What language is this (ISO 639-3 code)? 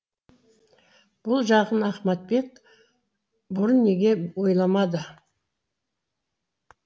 kaz